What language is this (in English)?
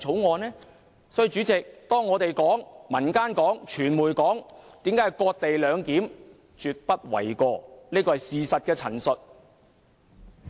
Cantonese